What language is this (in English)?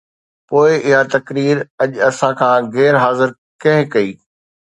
Sindhi